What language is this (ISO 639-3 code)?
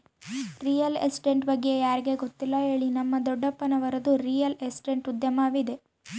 kan